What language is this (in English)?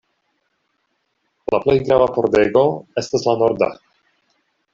Esperanto